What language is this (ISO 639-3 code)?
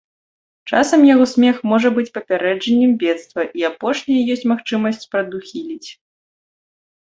bel